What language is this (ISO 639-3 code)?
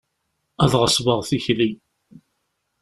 kab